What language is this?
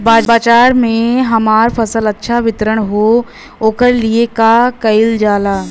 Bhojpuri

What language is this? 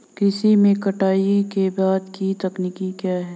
Hindi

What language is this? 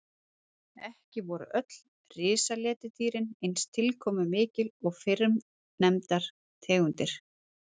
Icelandic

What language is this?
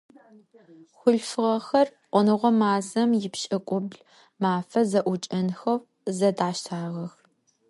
Adyghe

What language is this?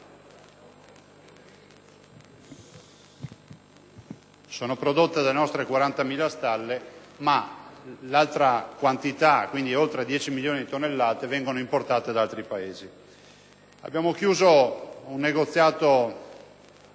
Italian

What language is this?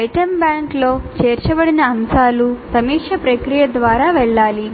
Telugu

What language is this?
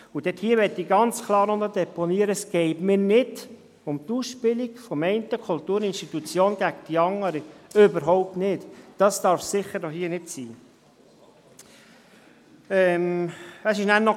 Swiss German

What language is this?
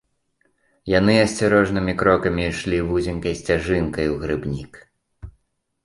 Belarusian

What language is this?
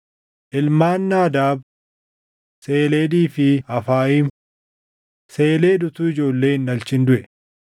Oromo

